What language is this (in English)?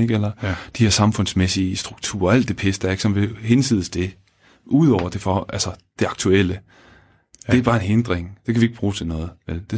Danish